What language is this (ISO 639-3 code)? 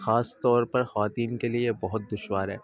urd